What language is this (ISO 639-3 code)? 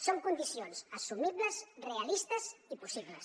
cat